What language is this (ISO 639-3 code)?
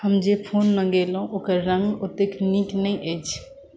mai